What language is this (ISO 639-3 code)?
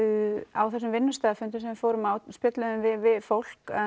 isl